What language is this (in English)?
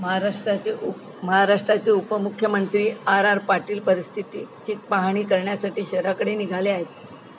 Marathi